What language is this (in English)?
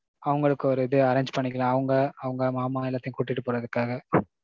Tamil